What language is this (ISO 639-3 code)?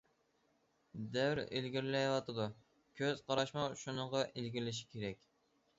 uig